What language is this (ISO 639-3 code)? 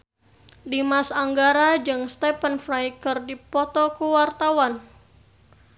sun